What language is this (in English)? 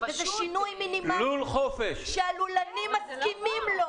Hebrew